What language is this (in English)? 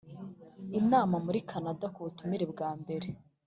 Kinyarwanda